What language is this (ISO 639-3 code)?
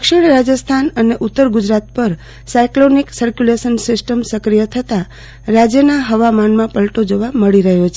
guj